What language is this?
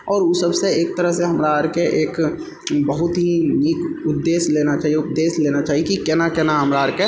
Maithili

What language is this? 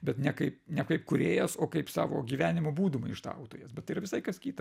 Lithuanian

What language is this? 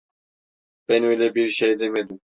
Turkish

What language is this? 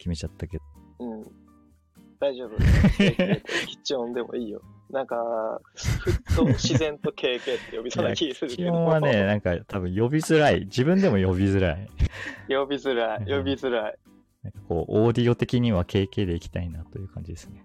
Japanese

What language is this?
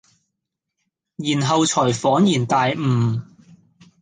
Cantonese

